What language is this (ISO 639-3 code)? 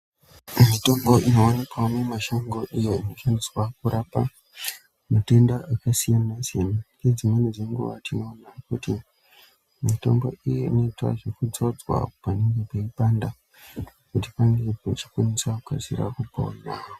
ndc